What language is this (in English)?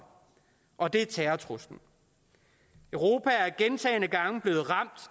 Danish